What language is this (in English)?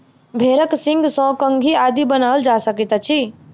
Maithili